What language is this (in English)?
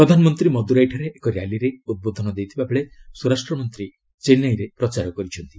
Odia